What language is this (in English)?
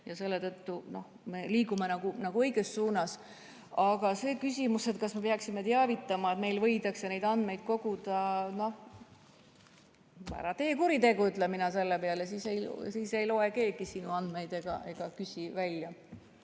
Estonian